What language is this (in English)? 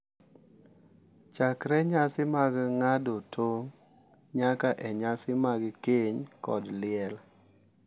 Luo (Kenya and Tanzania)